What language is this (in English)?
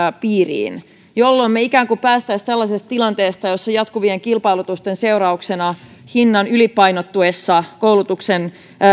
Finnish